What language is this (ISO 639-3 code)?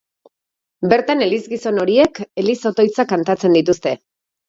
eus